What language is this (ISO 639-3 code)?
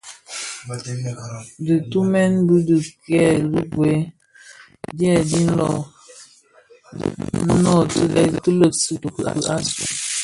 ksf